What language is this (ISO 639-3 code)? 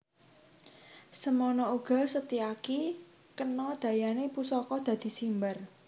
jav